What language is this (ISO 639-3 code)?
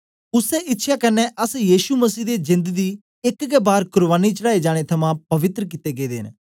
doi